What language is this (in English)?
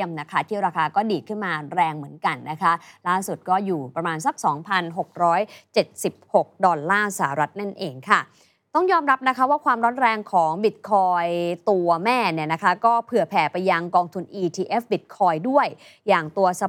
Thai